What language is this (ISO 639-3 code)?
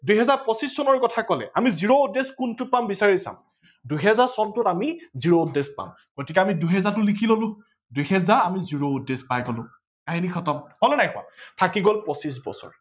asm